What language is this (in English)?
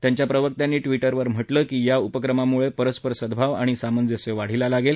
Marathi